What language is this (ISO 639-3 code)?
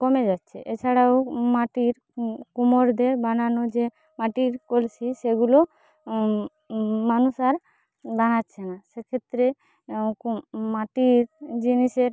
ben